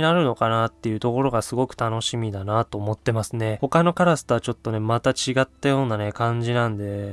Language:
Japanese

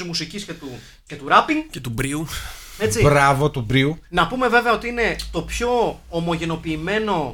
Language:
Greek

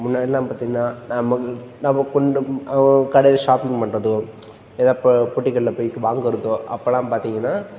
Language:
Tamil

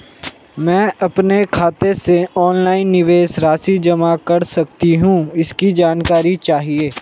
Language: Hindi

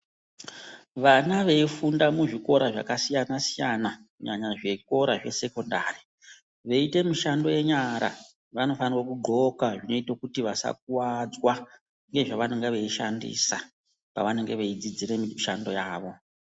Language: Ndau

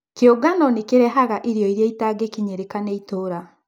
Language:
Kikuyu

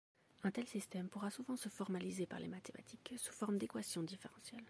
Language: French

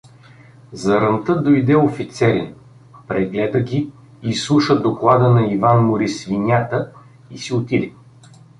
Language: Bulgarian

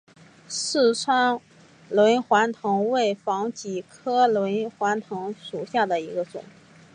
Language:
Chinese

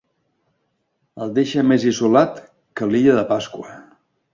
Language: Catalan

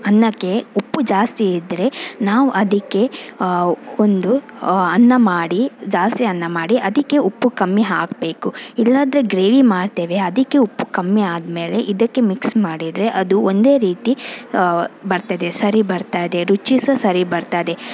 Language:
Kannada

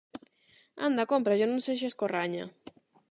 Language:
Galician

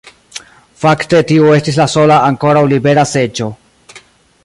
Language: Esperanto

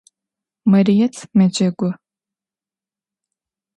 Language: Adyghe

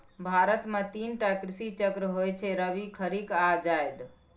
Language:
Maithili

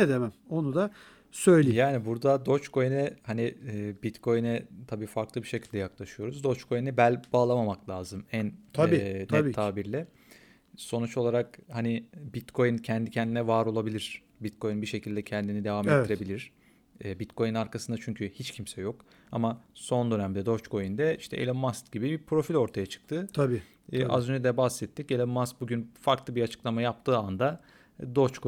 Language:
Turkish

